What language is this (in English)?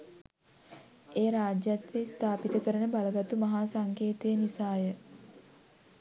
Sinhala